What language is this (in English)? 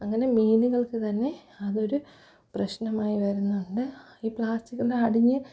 Malayalam